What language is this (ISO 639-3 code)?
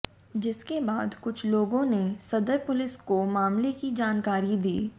hin